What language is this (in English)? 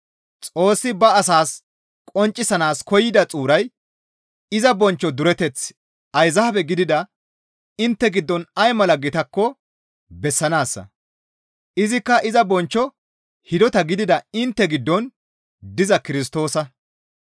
Gamo